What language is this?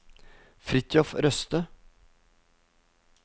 Norwegian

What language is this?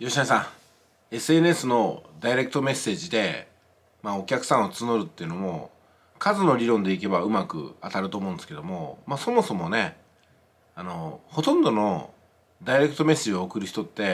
Japanese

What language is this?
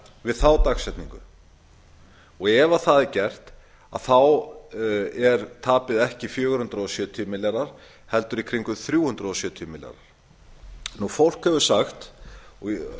Icelandic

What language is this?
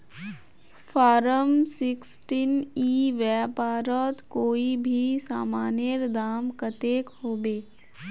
Magahi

